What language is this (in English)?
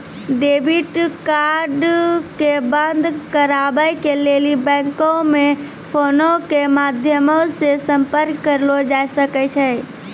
Maithili